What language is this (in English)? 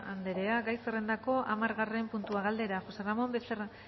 Basque